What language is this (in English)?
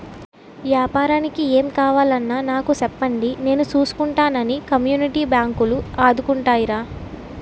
Telugu